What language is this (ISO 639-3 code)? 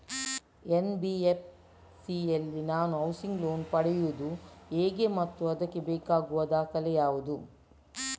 kan